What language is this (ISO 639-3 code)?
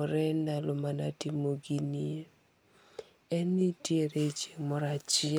luo